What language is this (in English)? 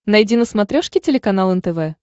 Russian